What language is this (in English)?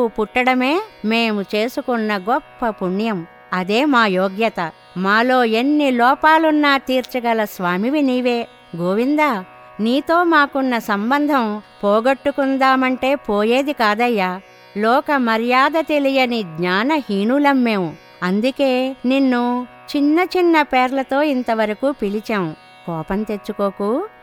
Telugu